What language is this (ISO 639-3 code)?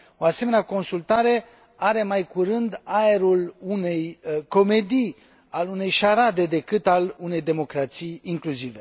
ron